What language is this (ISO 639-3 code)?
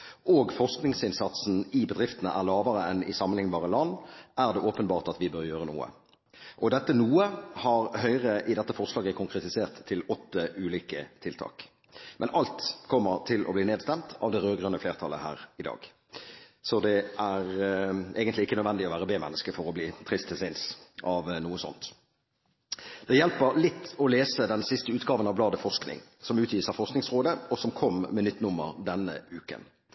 nob